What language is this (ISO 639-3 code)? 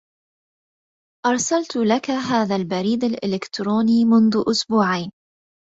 ara